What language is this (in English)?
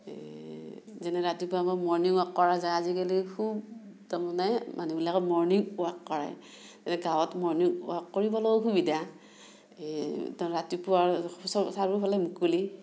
Assamese